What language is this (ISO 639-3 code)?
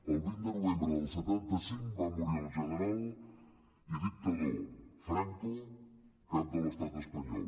cat